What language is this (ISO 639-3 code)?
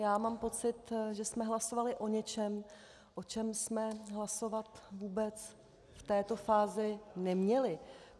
ces